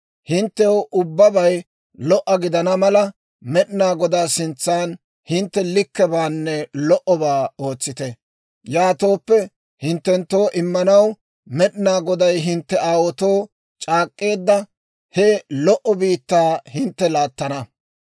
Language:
Dawro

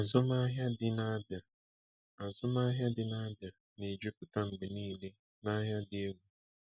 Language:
Igbo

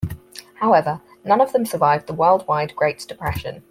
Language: English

